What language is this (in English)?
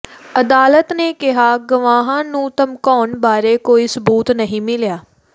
Punjabi